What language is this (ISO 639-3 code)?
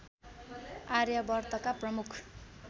nep